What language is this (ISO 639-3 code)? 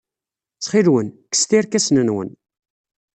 kab